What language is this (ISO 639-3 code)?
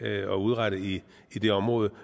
dan